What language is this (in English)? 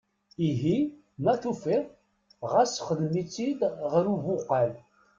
Kabyle